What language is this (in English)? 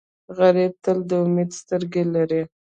Pashto